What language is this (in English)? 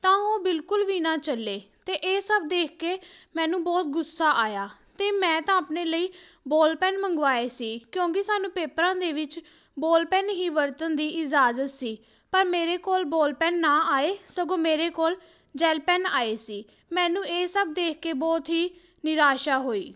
Punjabi